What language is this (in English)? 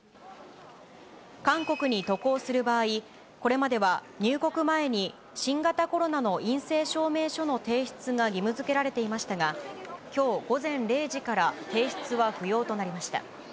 Japanese